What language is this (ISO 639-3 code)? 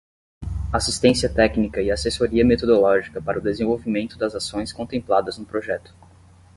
por